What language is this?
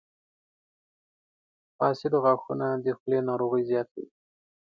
Pashto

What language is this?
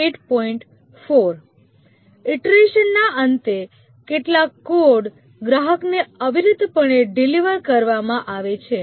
Gujarati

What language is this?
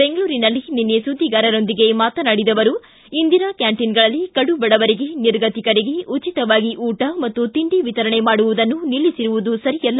Kannada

